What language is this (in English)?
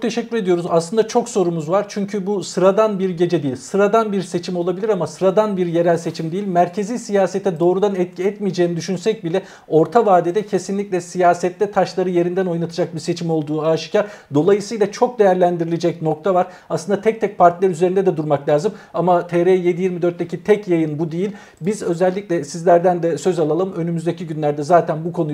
Turkish